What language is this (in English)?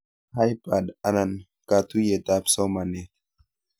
Kalenjin